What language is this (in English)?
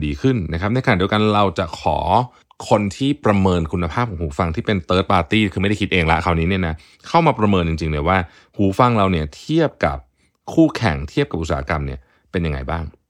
Thai